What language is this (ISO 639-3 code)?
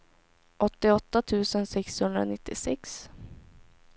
swe